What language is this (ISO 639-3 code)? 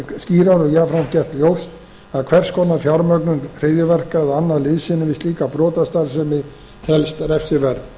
isl